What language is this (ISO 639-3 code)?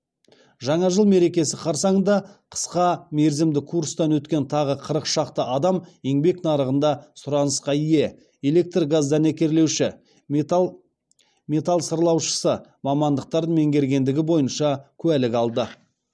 kaz